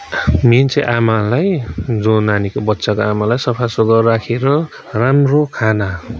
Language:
Nepali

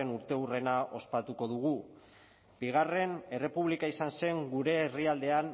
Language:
Basque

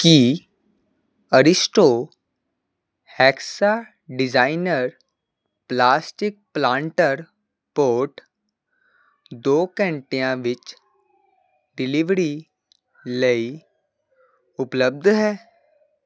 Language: Punjabi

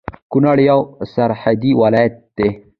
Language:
Pashto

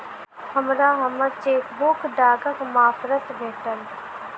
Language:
Maithili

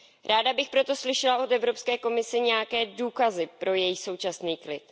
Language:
Czech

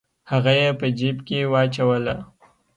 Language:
Pashto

